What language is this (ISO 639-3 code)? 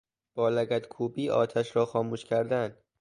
fas